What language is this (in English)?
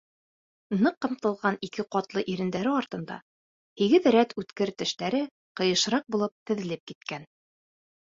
Bashkir